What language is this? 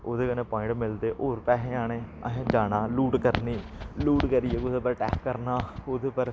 Dogri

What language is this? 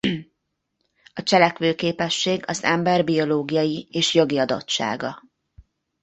Hungarian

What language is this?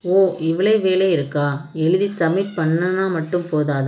Tamil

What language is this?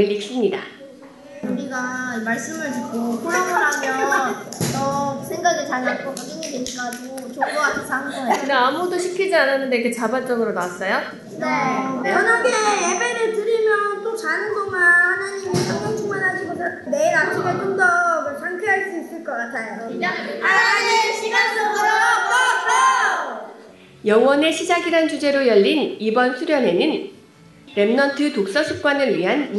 Korean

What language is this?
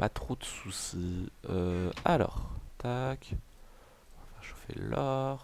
French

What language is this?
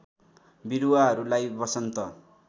Nepali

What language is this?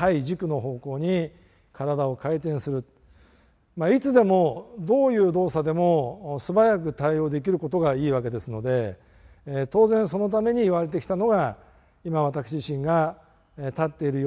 Japanese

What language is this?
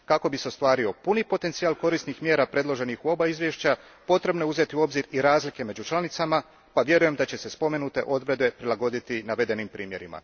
Croatian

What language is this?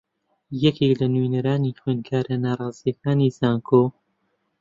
Central Kurdish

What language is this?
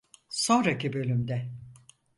Turkish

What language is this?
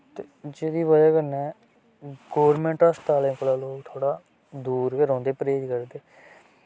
Dogri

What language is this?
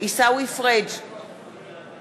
Hebrew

